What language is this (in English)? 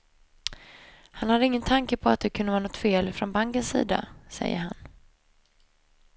Swedish